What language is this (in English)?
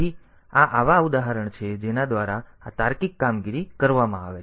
Gujarati